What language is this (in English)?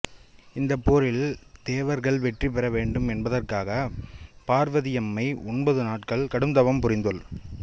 Tamil